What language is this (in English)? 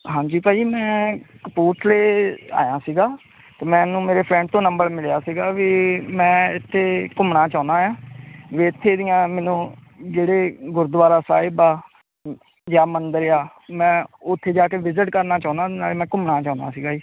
Punjabi